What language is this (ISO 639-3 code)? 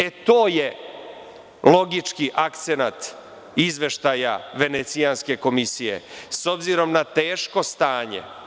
srp